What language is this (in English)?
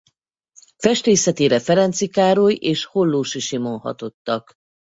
Hungarian